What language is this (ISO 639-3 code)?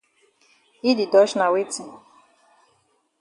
wes